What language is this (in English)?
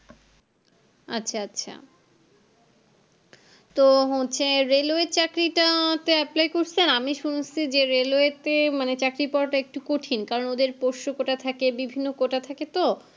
Bangla